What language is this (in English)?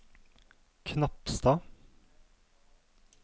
Norwegian